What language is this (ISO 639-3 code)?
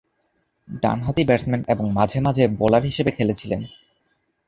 ben